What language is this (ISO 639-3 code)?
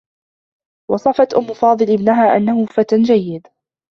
ara